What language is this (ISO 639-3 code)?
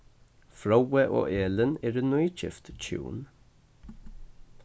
fao